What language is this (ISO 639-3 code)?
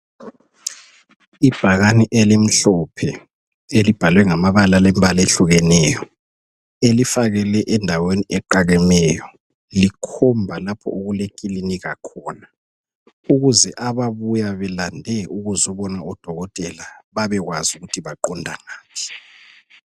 nde